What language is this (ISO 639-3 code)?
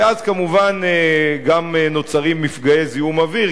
heb